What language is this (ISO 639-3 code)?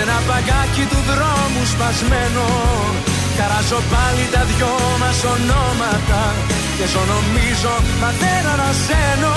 ell